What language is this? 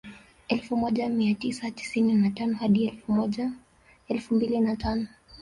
Swahili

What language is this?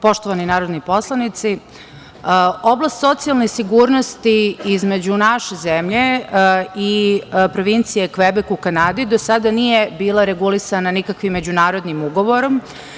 Serbian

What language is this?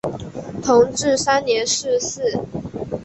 Chinese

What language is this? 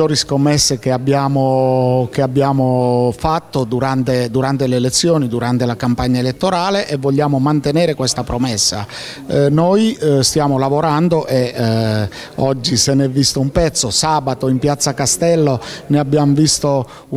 Italian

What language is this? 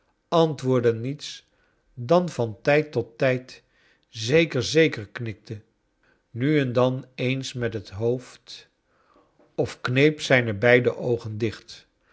Dutch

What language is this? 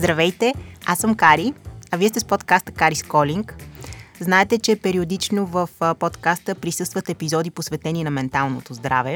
Bulgarian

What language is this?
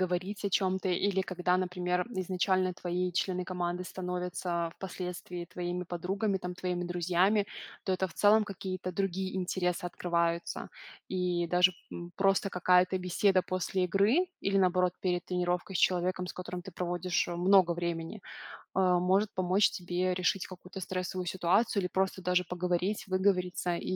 Russian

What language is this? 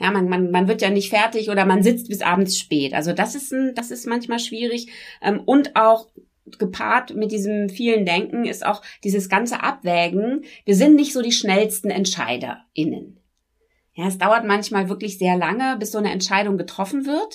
German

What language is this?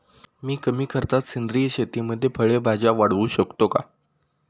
Marathi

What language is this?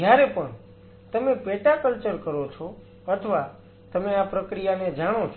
Gujarati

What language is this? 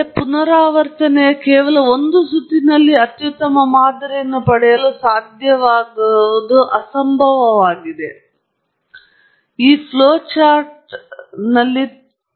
Kannada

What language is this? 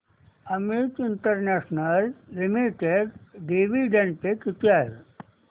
Marathi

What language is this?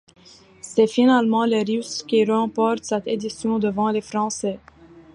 French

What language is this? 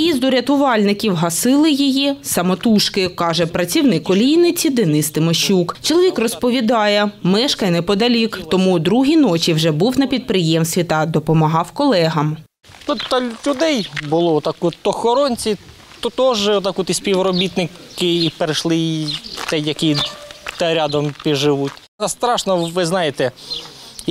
Ukrainian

